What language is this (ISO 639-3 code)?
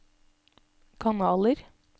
nor